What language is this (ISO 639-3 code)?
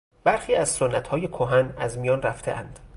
fas